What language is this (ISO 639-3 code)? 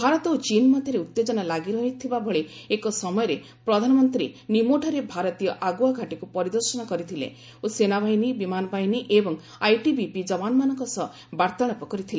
ori